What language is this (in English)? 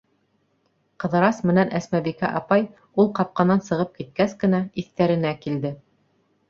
Bashkir